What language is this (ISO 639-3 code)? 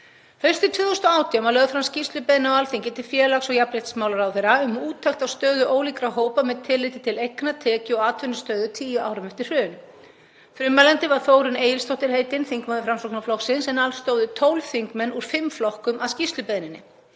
isl